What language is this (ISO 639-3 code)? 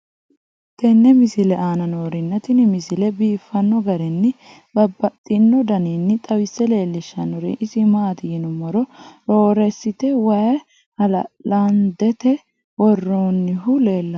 sid